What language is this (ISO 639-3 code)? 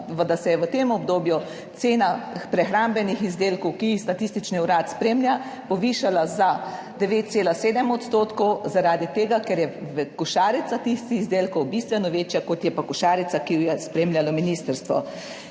slv